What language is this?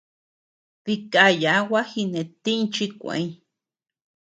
Tepeuxila Cuicatec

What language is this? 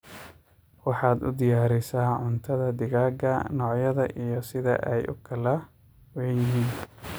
Somali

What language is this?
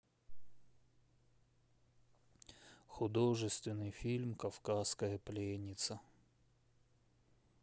Russian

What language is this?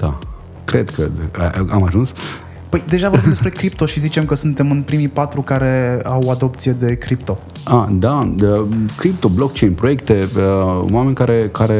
Romanian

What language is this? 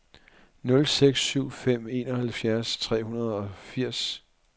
Danish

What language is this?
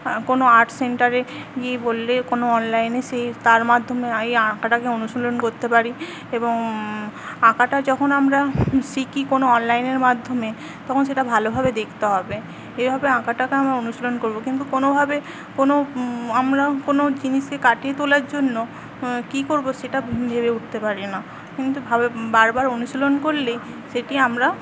Bangla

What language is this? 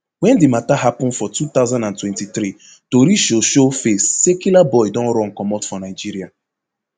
Nigerian Pidgin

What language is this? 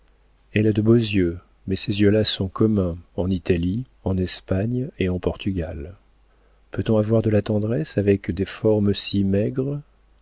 French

